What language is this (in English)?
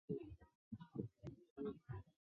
Chinese